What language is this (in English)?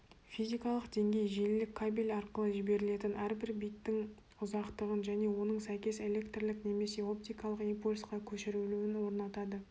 Kazakh